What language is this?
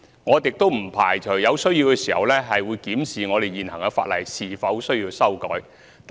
Cantonese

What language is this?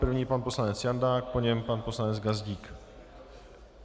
Czech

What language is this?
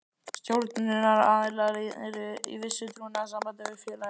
Icelandic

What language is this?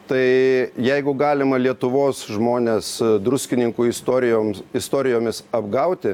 Lithuanian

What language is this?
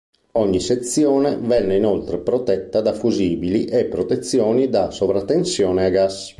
Italian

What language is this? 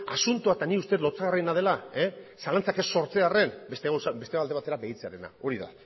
Basque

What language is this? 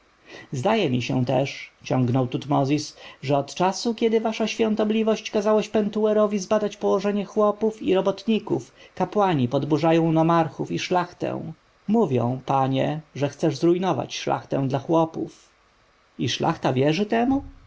Polish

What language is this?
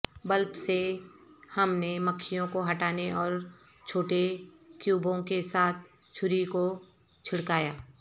Urdu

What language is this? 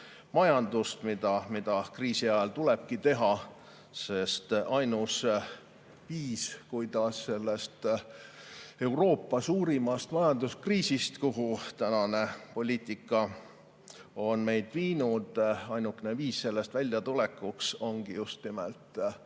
Estonian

